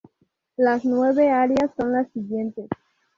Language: Spanish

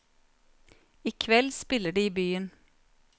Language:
Norwegian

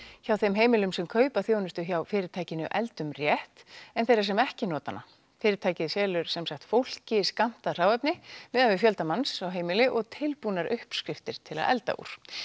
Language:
Icelandic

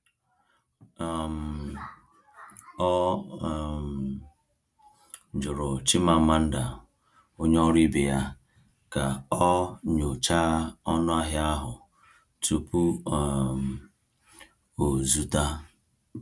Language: Igbo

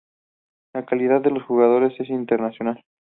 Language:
Spanish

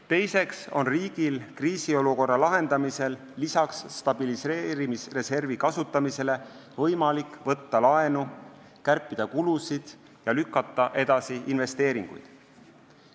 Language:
Estonian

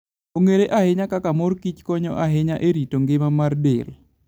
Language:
Luo (Kenya and Tanzania)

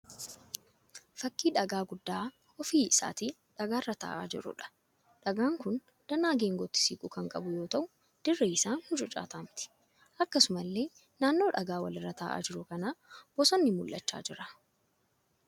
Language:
Oromo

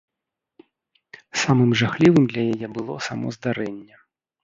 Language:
Belarusian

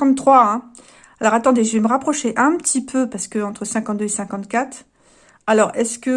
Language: French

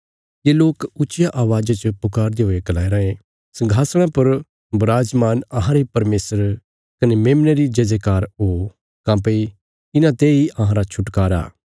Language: Bilaspuri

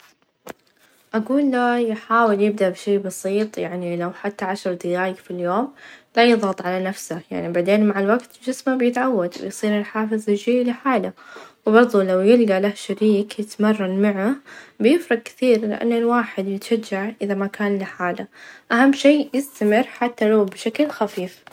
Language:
Najdi Arabic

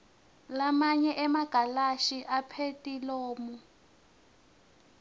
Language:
Swati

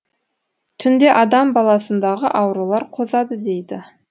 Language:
Kazakh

